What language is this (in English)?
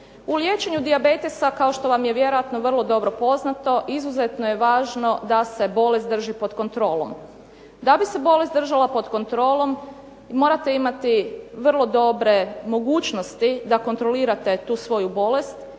Croatian